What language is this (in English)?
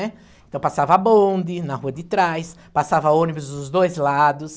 Portuguese